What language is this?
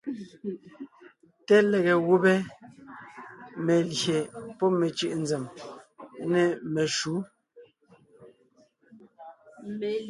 Ngiemboon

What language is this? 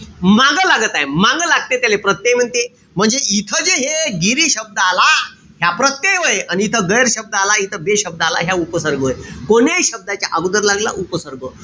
Marathi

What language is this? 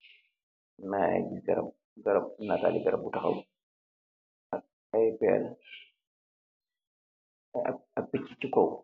Wolof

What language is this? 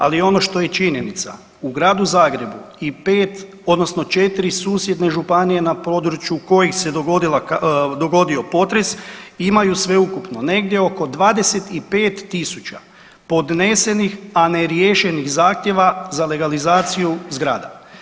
Croatian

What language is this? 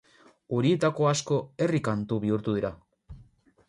Basque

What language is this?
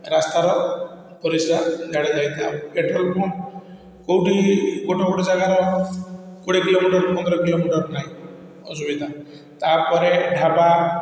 Odia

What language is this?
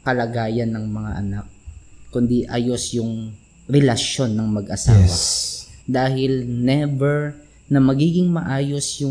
Filipino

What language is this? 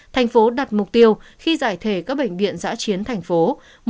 Vietnamese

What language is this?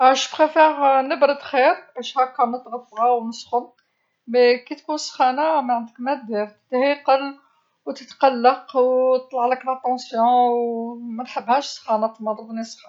Algerian Arabic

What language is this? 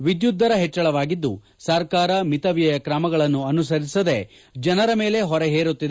Kannada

